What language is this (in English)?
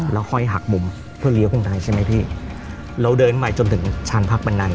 Thai